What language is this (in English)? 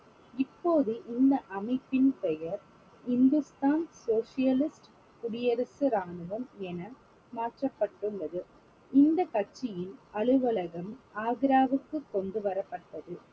Tamil